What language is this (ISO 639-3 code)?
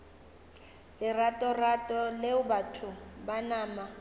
nso